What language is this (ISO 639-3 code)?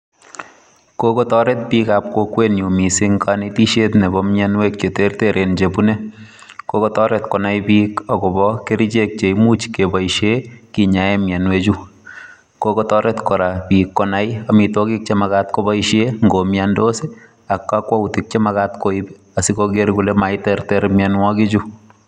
kln